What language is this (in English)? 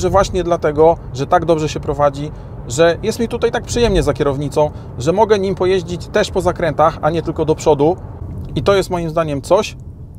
Polish